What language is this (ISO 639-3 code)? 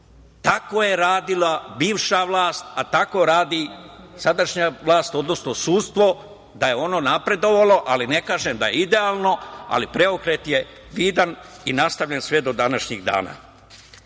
srp